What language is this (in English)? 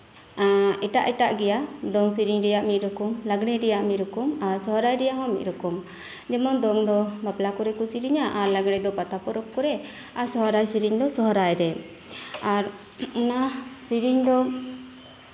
Santali